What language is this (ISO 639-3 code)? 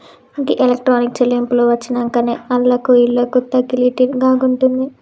tel